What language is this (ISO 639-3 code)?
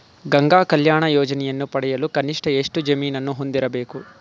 kan